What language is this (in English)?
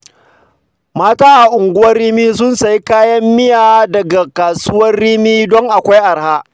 Hausa